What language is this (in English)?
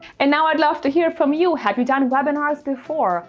English